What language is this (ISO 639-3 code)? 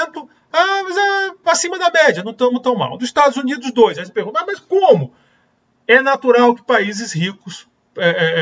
por